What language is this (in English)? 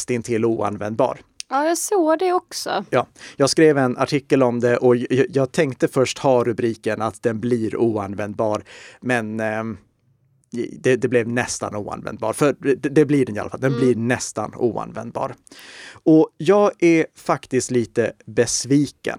Swedish